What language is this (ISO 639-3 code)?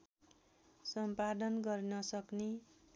nep